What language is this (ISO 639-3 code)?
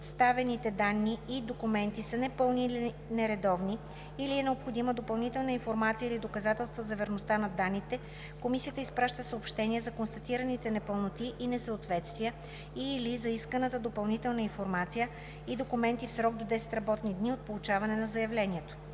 bul